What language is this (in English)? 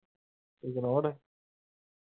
Punjabi